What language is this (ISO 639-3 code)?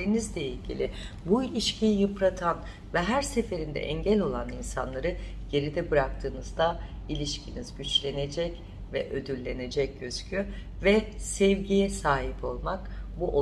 tur